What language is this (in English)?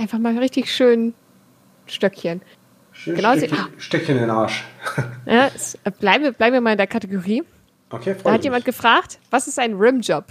German